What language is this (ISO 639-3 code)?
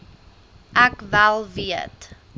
afr